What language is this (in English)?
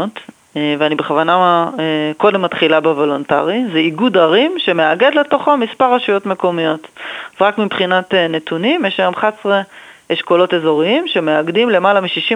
Hebrew